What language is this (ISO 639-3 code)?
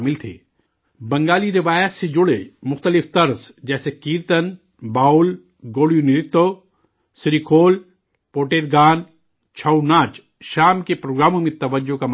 urd